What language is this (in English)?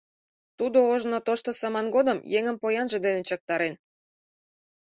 Mari